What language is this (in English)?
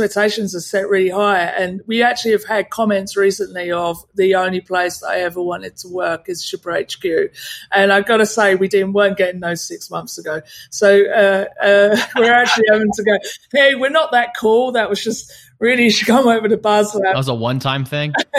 English